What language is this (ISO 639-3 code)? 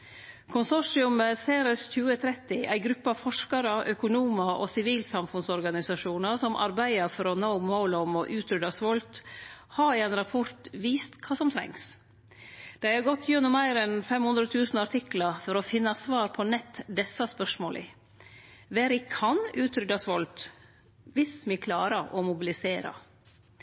nno